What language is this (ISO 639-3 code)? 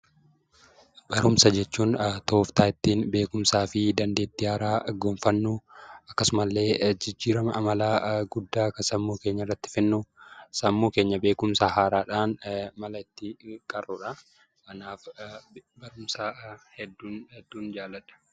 orm